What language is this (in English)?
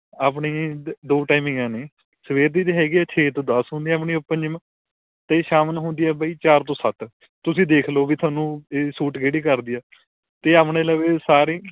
Punjabi